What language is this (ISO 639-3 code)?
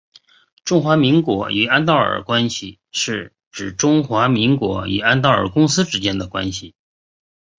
zho